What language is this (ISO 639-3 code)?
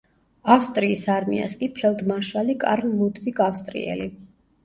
kat